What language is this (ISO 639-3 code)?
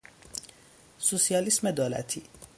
fas